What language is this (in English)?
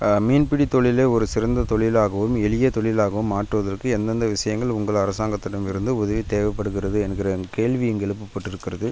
Tamil